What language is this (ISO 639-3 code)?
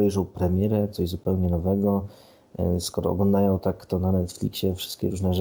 pol